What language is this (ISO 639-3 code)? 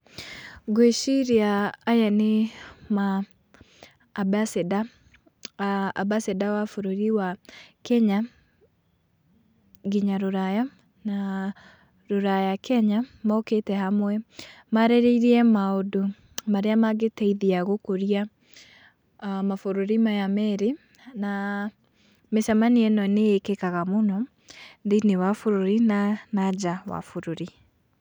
kik